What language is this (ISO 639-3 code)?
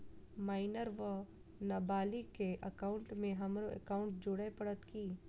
mai